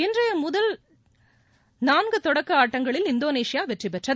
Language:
Tamil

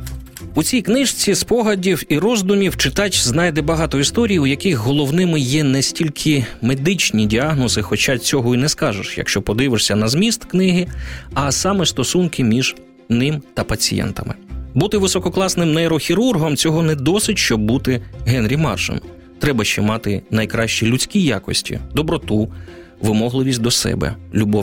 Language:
Ukrainian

